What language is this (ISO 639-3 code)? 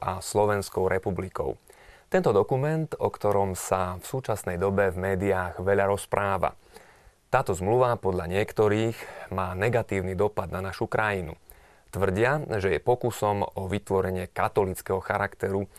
slk